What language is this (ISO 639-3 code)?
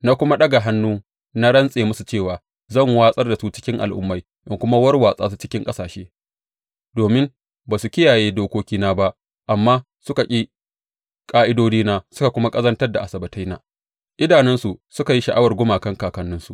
hau